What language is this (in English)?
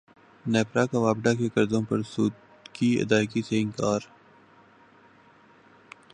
Urdu